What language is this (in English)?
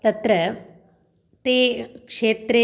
Sanskrit